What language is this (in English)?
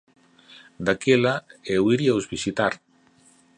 Galician